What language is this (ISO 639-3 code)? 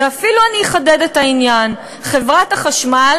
heb